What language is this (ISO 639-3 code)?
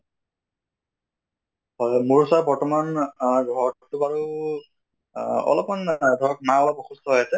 asm